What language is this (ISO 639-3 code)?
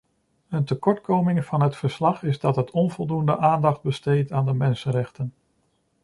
nld